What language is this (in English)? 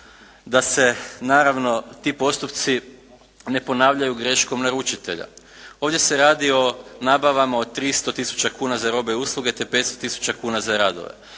Croatian